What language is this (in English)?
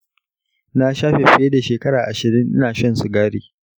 Hausa